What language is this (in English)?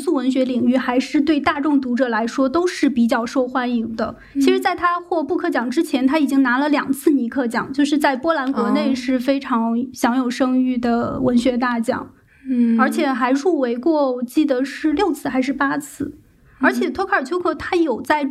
Chinese